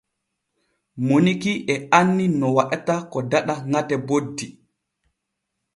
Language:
Borgu Fulfulde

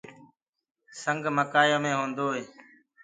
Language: Gurgula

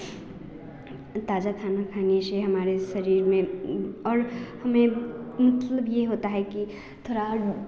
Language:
Hindi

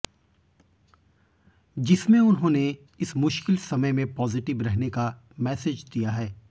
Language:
Hindi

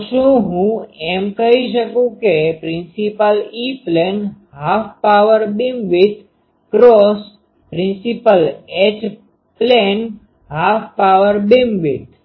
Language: Gujarati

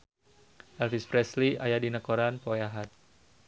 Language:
Sundanese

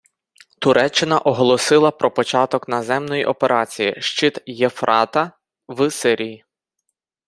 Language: Ukrainian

